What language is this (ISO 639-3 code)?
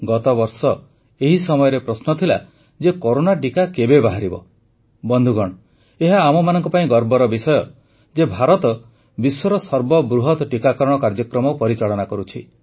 ori